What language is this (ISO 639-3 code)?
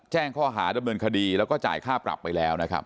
tha